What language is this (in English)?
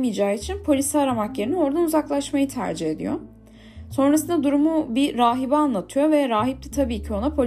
Turkish